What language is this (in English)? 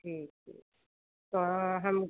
Hindi